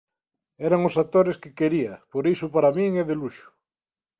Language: Galician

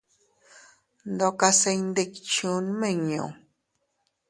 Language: Teutila Cuicatec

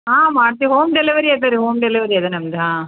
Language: Kannada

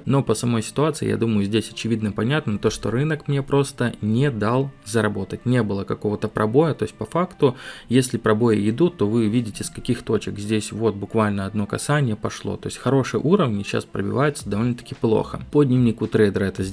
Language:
Russian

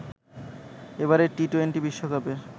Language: Bangla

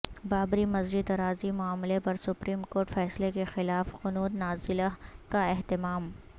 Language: Urdu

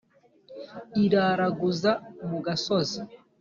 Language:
Kinyarwanda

